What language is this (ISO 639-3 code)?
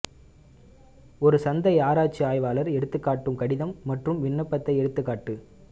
tam